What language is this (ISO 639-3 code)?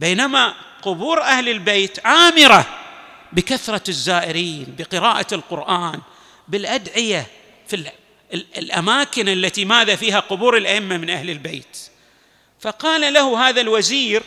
ara